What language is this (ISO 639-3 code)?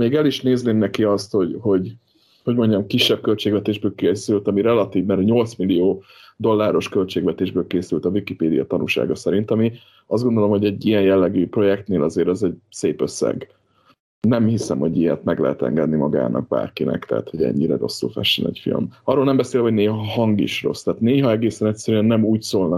hun